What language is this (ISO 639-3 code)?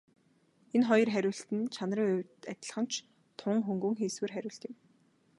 mon